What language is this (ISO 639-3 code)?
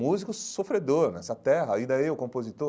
por